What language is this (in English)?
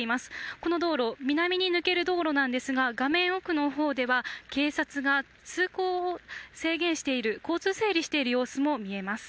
Japanese